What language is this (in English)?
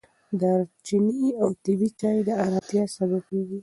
Pashto